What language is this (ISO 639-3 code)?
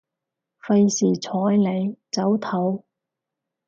yue